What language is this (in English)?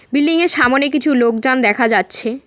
Bangla